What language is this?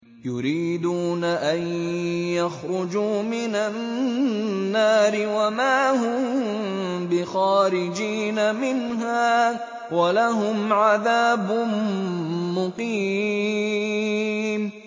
Arabic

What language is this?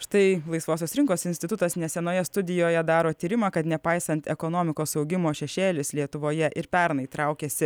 Lithuanian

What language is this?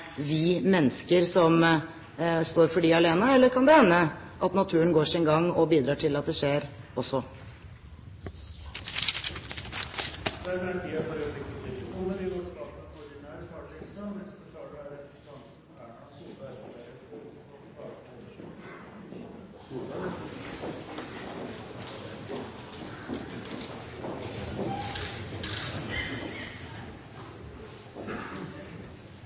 Norwegian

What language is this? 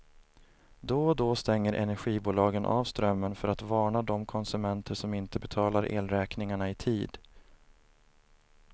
Swedish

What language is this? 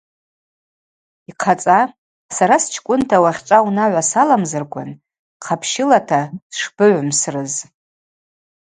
Abaza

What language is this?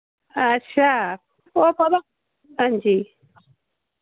Dogri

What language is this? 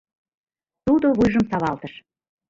Mari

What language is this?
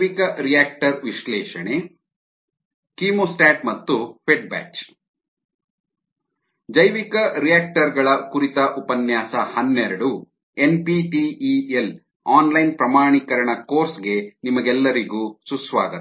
Kannada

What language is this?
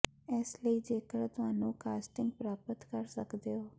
Punjabi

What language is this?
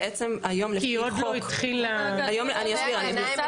Hebrew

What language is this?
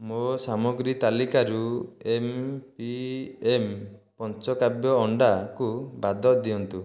Odia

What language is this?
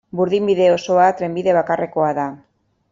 Basque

